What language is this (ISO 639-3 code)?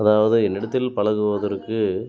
tam